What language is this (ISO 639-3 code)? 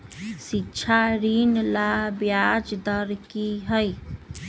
mag